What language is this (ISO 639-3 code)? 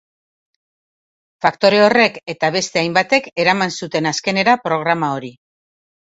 eus